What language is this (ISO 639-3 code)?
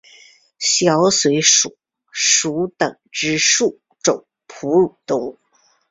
zho